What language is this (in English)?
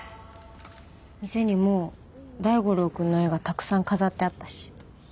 Japanese